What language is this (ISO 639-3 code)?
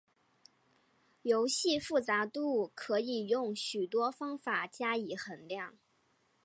zho